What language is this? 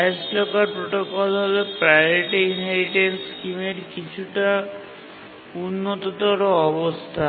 Bangla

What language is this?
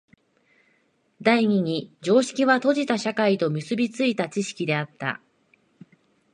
Japanese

